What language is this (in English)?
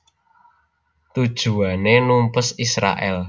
Javanese